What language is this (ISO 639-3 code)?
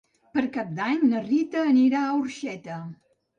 cat